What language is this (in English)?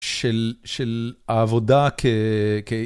Hebrew